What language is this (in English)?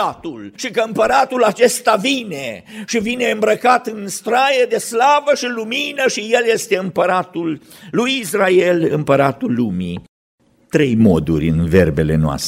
Romanian